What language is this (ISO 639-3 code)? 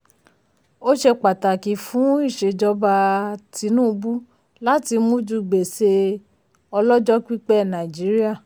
yor